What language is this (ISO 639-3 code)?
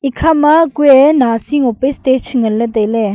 nnp